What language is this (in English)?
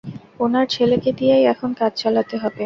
Bangla